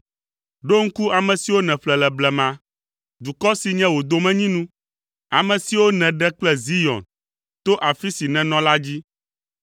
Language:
Ewe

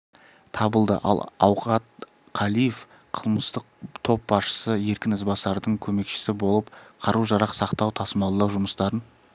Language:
Kazakh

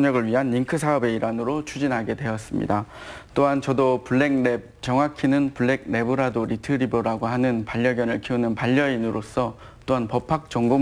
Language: Korean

